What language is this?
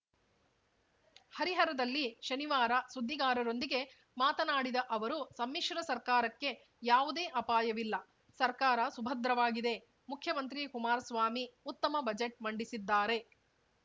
Kannada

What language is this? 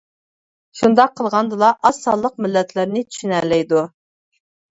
Uyghur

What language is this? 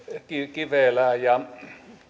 Finnish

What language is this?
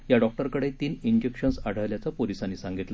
Marathi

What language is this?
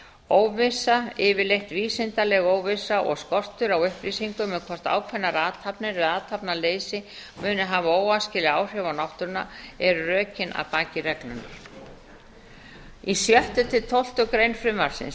Icelandic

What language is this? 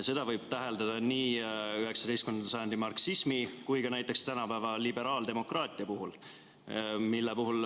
Estonian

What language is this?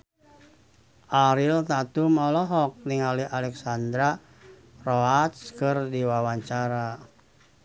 Sundanese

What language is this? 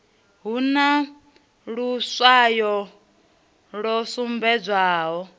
Venda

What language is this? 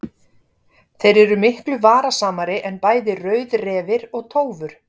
Icelandic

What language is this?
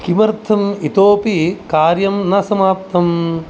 Sanskrit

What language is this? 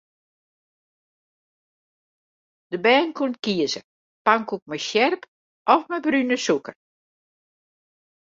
Western Frisian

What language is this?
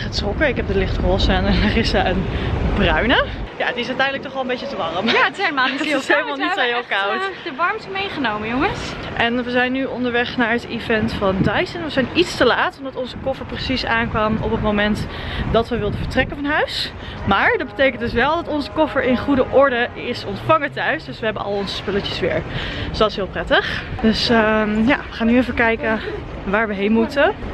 Dutch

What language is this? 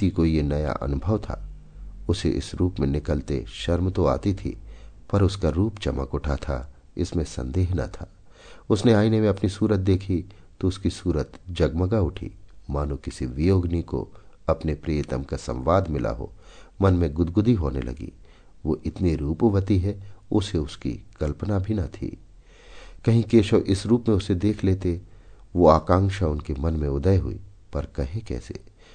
Hindi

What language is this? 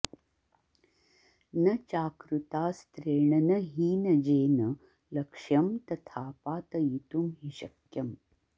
Sanskrit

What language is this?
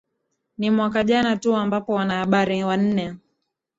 Swahili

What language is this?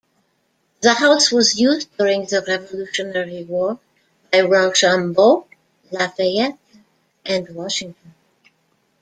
English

